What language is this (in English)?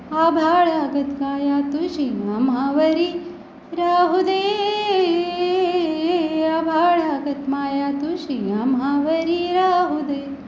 Marathi